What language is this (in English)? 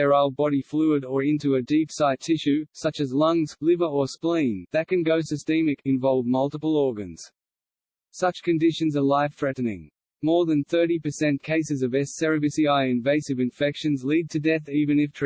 English